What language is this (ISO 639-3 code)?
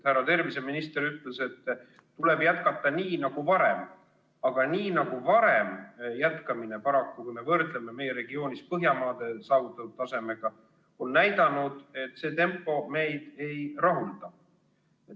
est